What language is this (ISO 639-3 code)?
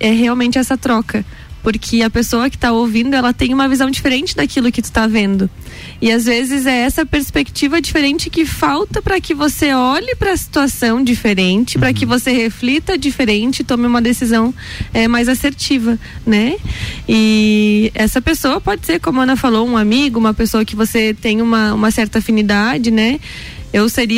por